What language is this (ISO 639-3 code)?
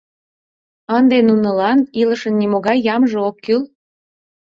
chm